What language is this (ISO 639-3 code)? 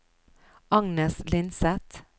nor